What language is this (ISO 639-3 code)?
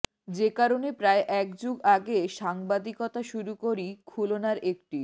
ben